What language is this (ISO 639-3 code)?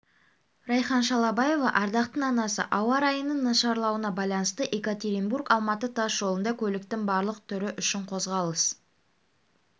kaz